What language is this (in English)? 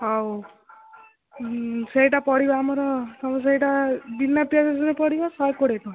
Odia